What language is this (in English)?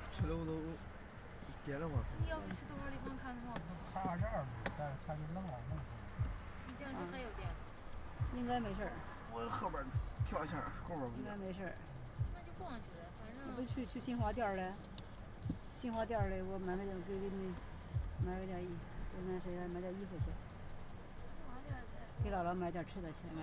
Chinese